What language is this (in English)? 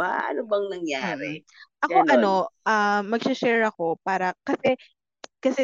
Filipino